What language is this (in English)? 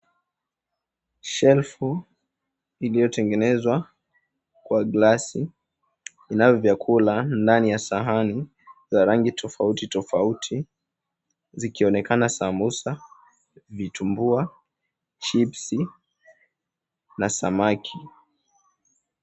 Swahili